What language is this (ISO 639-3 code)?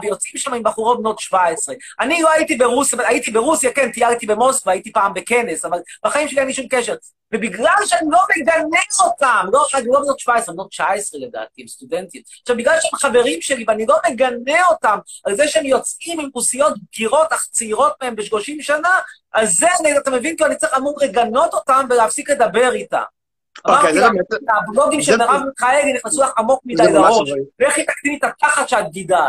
heb